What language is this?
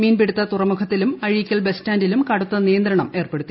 Malayalam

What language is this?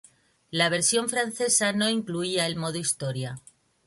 Spanish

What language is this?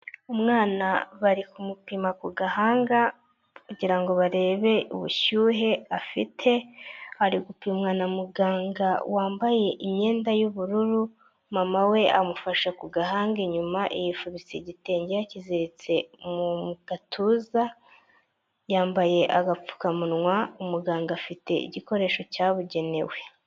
Kinyarwanda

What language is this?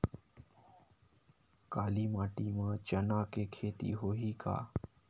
Chhattisgarhi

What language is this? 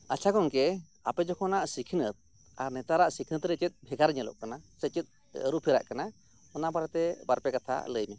Santali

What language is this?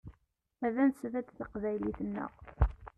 Kabyle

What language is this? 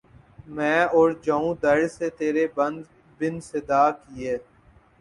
Urdu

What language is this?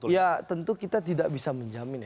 Indonesian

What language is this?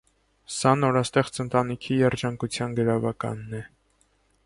Armenian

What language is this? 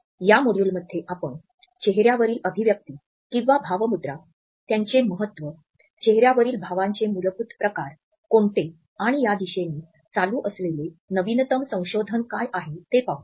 Marathi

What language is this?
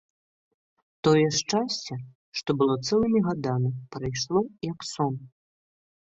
Belarusian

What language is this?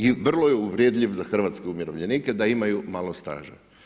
Croatian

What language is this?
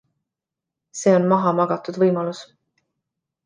Estonian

